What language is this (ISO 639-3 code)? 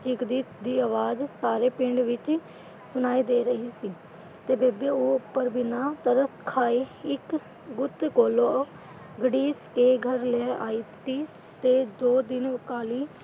pan